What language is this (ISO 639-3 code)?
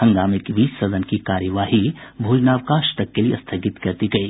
hin